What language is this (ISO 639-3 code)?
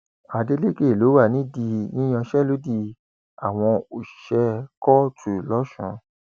yor